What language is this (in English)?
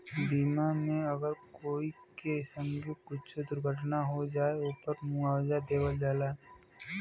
Bhojpuri